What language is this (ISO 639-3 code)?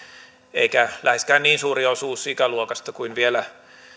fin